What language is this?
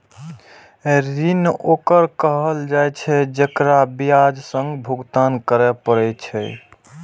Maithili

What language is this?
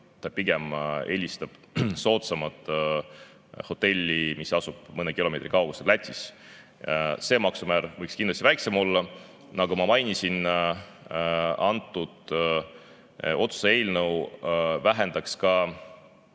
Estonian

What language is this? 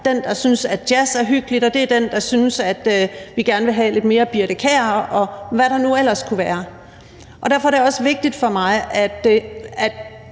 Danish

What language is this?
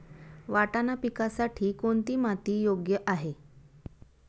Marathi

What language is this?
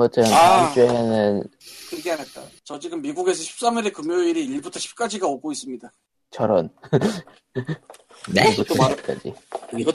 Korean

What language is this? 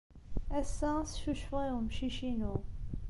Kabyle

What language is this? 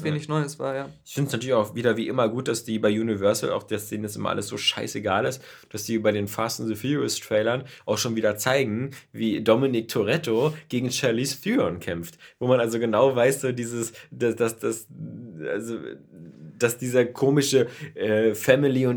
German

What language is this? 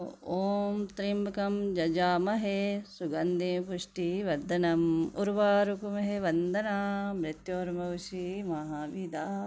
Dogri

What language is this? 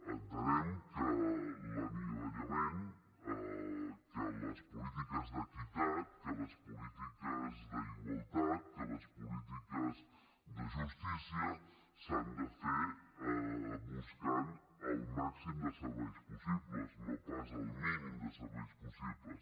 Catalan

